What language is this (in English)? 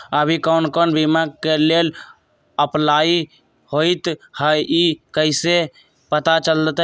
Magahi